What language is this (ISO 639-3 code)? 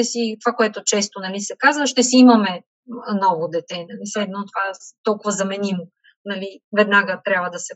bul